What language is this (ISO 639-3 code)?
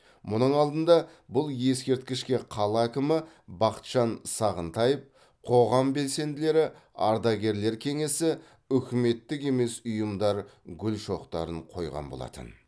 kaz